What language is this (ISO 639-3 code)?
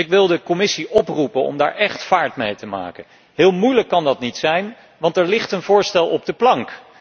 nld